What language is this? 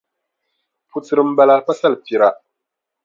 Dagbani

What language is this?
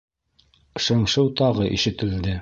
Bashkir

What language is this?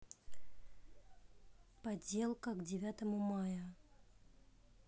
Russian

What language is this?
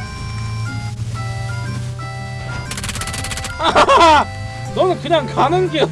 Korean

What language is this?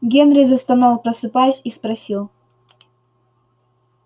Russian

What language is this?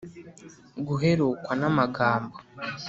Kinyarwanda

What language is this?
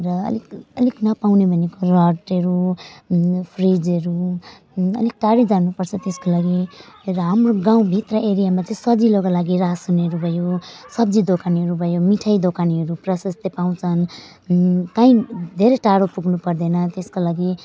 Nepali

